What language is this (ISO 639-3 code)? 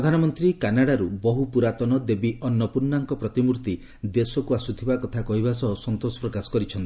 ori